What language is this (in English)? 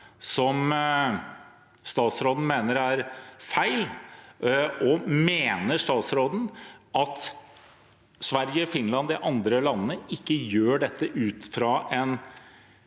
Norwegian